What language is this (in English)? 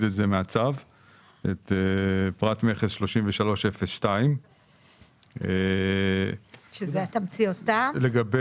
Hebrew